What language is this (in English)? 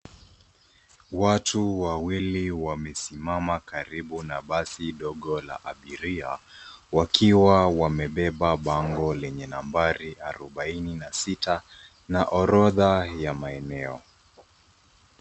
Swahili